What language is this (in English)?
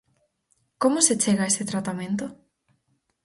Galician